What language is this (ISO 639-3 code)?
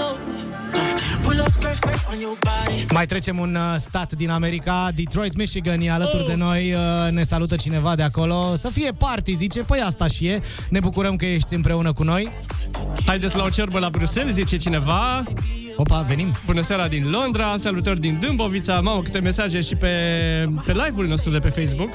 ron